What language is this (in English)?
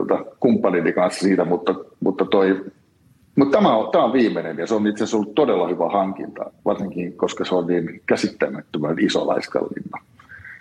Finnish